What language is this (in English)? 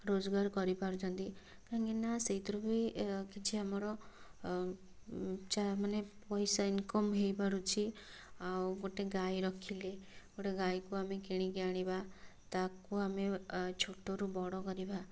Odia